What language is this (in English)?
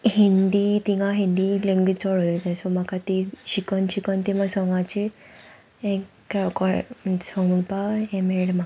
Konkani